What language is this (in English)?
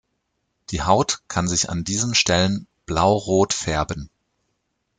German